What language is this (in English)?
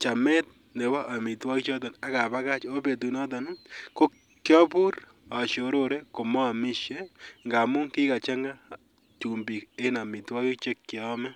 Kalenjin